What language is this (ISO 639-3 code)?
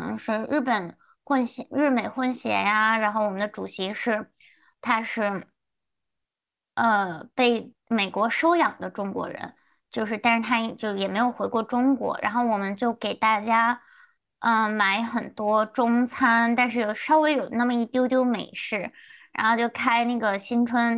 zho